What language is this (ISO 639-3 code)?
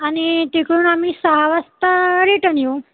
mar